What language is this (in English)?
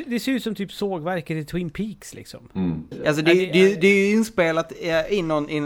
Swedish